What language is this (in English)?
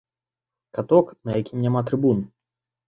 Belarusian